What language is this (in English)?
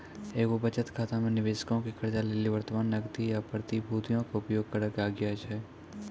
Maithili